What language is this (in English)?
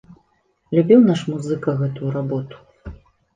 Belarusian